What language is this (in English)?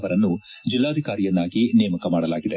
Kannada